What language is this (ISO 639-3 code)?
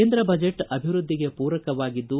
kan